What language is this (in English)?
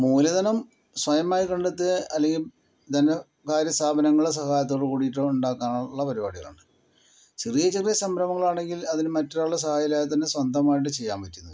Malayalam